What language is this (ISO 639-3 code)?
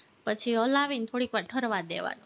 guj